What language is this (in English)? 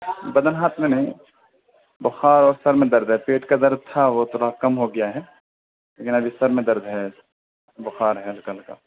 Urdu